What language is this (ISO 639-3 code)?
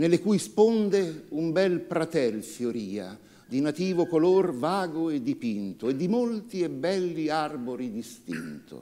ita